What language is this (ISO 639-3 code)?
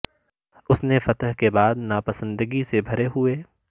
urd